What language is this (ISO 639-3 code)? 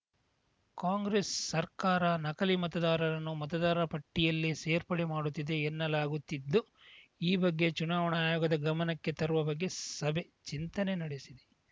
kan